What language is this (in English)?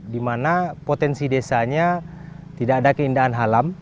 Indonesian